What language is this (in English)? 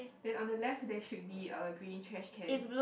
English